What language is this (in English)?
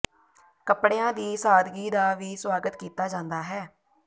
Punjabi